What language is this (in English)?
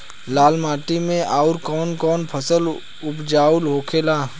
Bhojpuri